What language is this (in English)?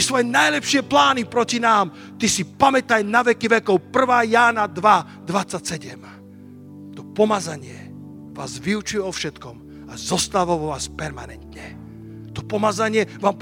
Slovak